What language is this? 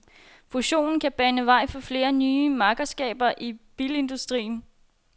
Danish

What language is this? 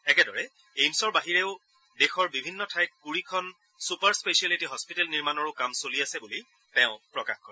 Assamese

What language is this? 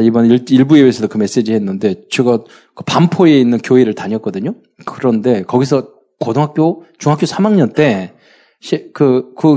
Korean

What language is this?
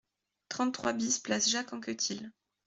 French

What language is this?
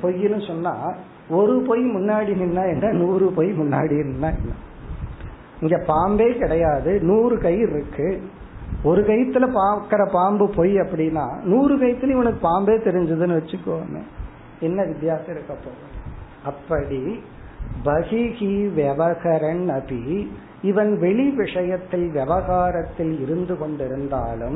Tamil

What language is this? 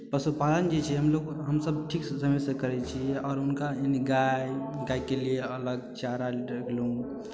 Maithili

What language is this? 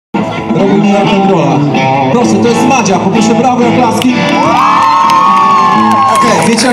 Ukrainian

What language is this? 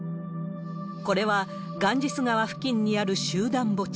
Japanese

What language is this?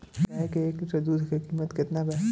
Bhojpuri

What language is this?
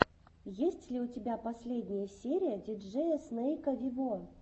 Russian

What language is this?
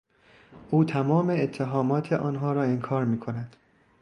Persian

